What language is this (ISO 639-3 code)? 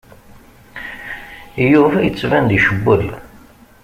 kab